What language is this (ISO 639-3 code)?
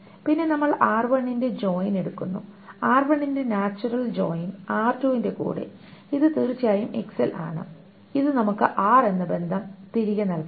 mal